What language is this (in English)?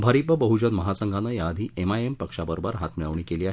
Marathi